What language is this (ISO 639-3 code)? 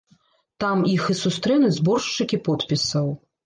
bel